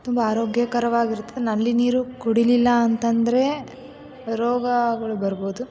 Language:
Kannada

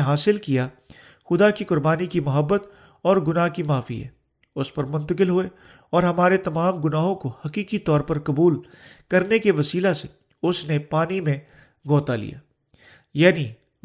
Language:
Urdu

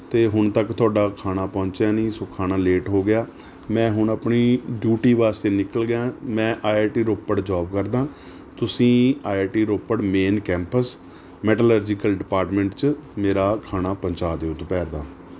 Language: Punjabi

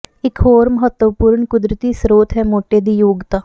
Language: Punjabi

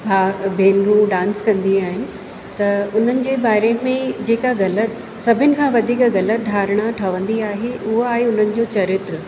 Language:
Sindhi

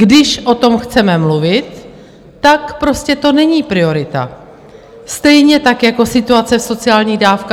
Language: Czech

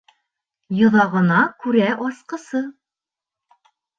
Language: Bashkir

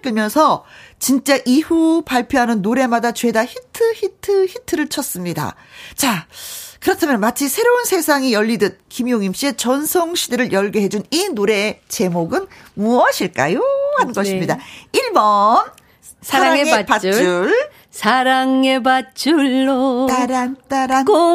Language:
Korean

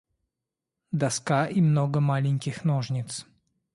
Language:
Russian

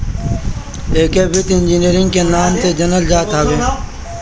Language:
Bhojpuri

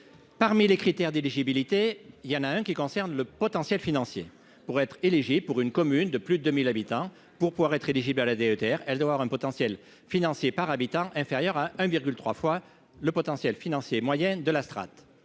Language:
French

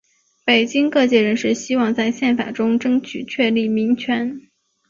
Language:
Chinese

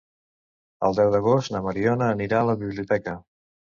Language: Catalan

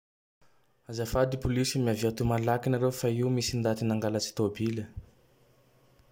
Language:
Tandroy-Mahafaly Malagasy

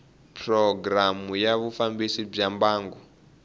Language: Tsonga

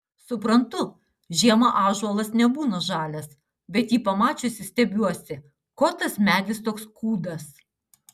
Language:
Lithuanian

